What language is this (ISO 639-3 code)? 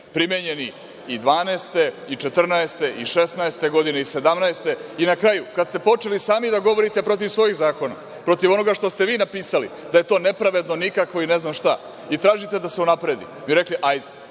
srp